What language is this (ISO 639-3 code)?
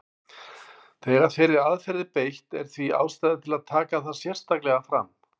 isl